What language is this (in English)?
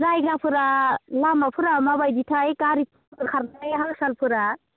Bodo